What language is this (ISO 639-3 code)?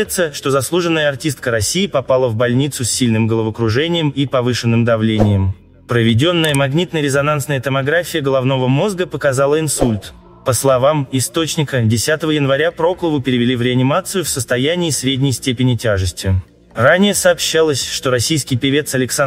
rus